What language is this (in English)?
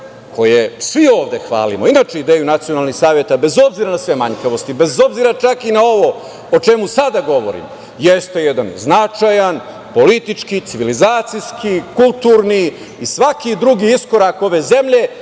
Serbian